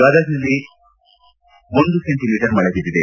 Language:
Kannada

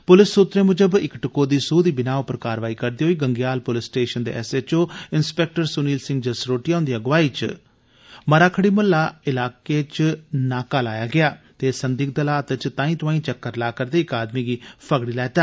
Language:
Dogri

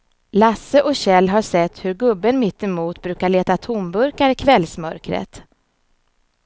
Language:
Swedish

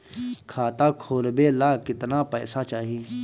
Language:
Bhojpuri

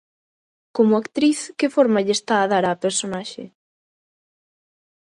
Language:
Galician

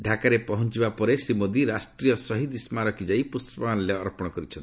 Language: Odia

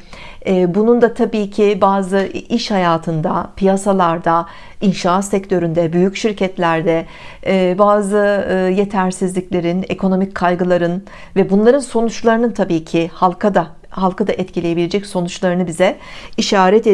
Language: Turkish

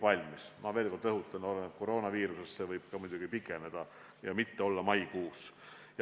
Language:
Estonian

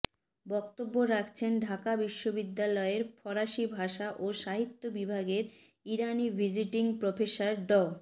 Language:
Bangla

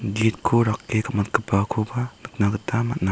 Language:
Garo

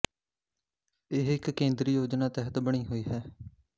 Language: Punjabi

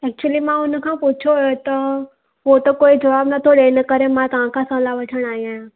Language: Sindhi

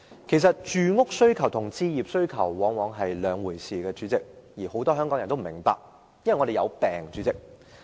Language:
Cantonese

